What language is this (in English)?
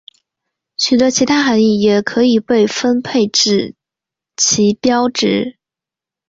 Chinese